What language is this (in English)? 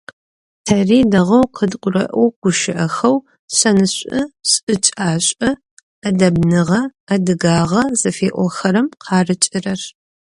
Adyghe